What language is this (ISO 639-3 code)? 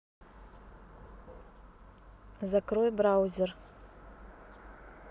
rus